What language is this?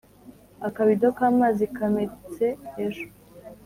Kinyarwanda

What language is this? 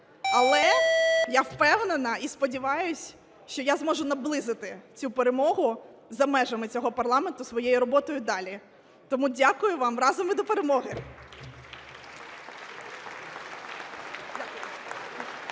Ukrainian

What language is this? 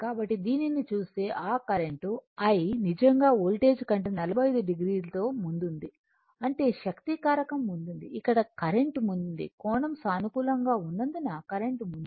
Telugu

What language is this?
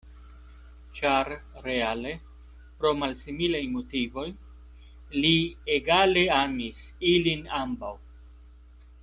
Esperanto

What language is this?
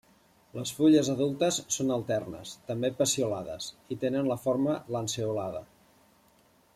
Catalan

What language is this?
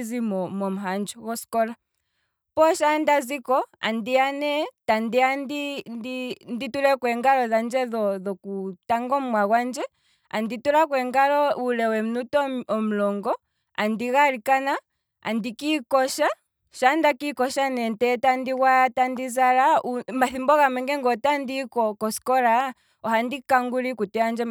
Kwambi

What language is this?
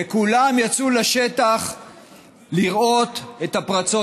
Hebrew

